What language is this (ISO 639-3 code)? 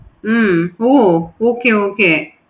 tam